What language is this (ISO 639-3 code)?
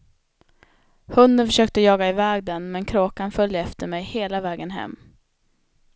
swe